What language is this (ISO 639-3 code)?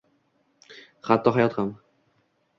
uzb